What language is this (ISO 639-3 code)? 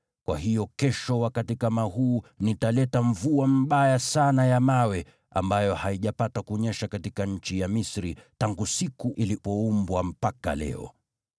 swa